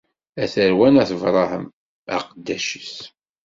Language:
Kabyle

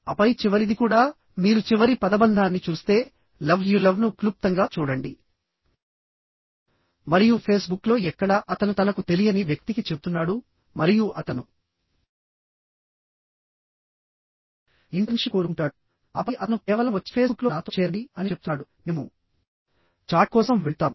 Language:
Telugu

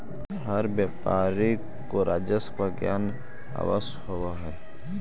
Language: Magahi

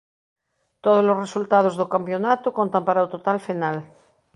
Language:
Galician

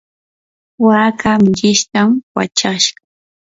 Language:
Yanahuanca Pasco Quechua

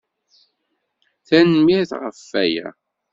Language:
Kabyle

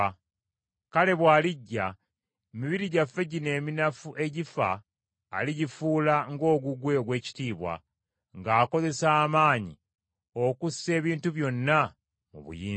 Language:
Ganda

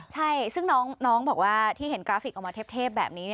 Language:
Thai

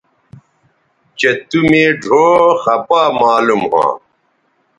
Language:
Bateri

